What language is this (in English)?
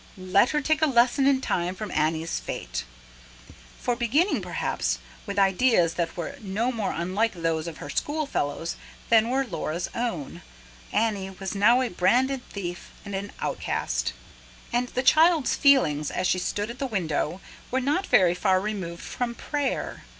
English